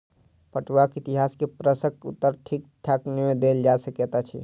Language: Maithili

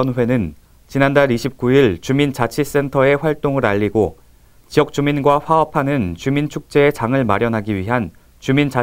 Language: Korean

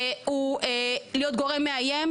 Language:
Hebrew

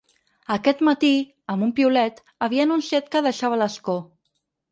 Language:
Catalan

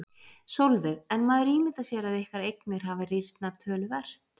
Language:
Icelandic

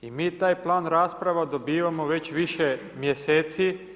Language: Croatian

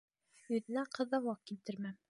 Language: Bashkir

